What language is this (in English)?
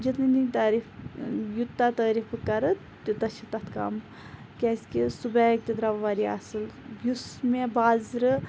Kashmiri